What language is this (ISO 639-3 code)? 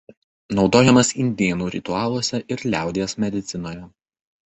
lit